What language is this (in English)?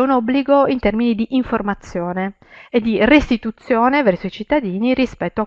Italian